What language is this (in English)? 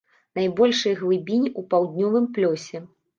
Belarusian